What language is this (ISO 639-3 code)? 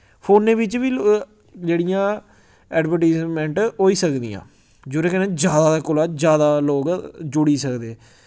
doi